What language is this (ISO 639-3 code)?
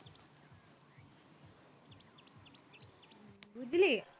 ben